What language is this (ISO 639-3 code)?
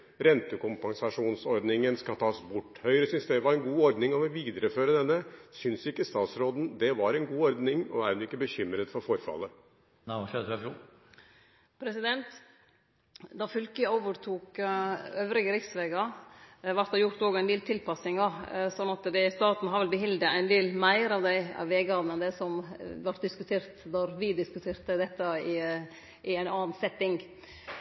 nor